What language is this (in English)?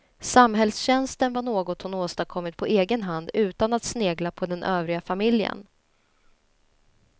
Swedish